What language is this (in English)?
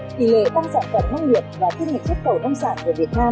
Vietnamese